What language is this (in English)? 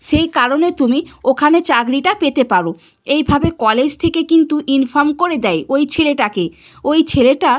Bangla